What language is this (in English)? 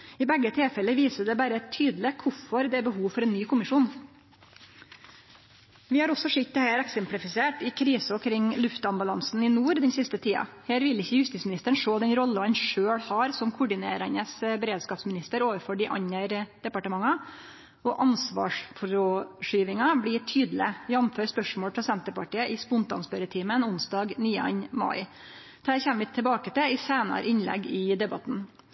Norwegian Nynorsk